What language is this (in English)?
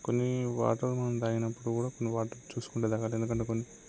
Telugu